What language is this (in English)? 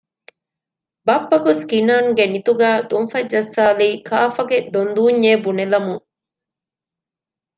Divehi